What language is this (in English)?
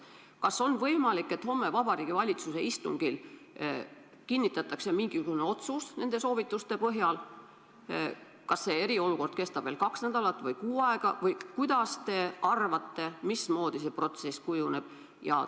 Estonian